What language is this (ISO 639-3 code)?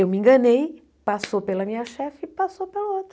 por